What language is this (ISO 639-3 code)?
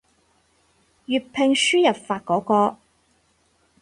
yue